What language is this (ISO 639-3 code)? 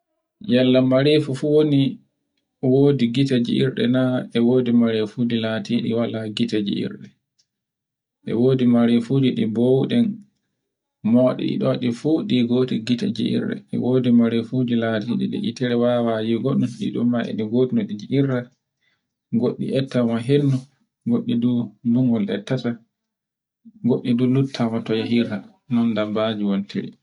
fue